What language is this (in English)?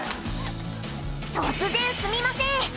Japanese